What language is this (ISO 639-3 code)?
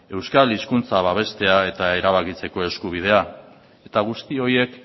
eus